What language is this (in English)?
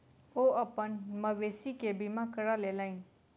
Maithili